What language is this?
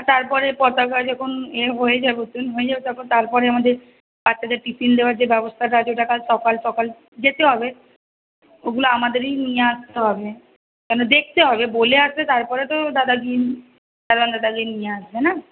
Bangla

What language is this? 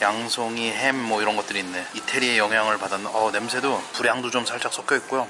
Korean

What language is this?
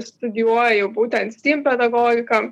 Lithuanian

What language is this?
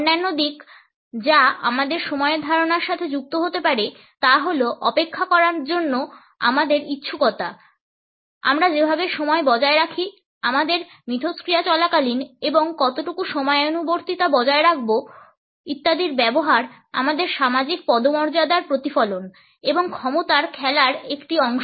Bangla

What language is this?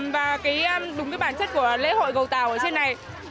Vietnamese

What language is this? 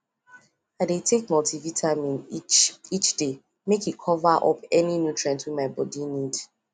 Nigerian Pidgin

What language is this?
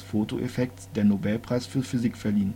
German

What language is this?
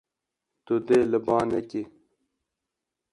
Kurdish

